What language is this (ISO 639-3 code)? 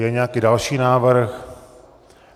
ces